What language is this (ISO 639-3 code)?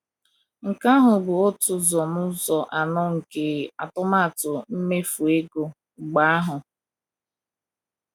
ibo